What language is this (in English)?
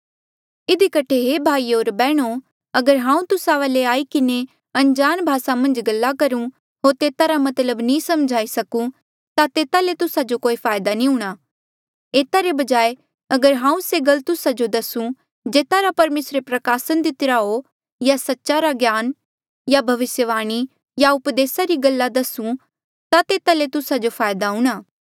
Mandeali